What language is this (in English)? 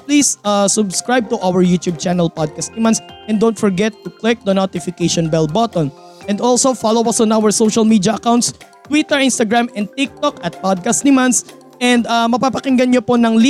Filipino